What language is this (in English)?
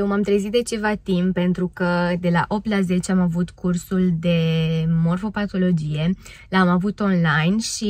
Romanian